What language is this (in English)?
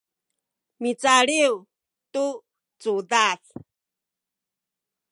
Sakizaya